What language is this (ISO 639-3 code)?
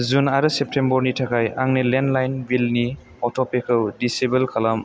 brx